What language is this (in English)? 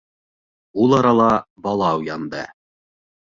Bashkir